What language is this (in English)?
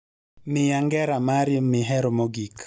Luo (Kenya and Tanzania)